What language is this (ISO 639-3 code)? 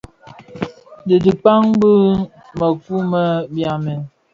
ksf